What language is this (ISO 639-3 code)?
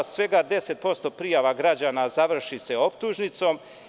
srp